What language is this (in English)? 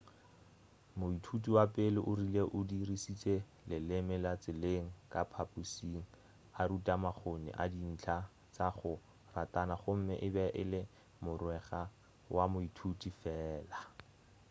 Northern Sotho